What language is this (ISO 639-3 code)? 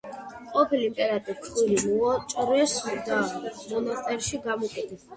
kat